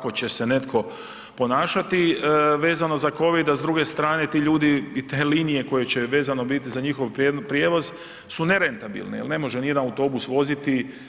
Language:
Croatian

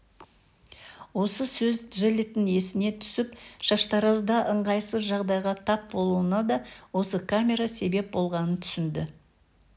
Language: Kazakh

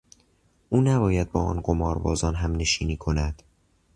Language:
Persian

